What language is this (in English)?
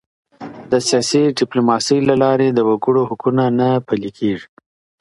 Pashto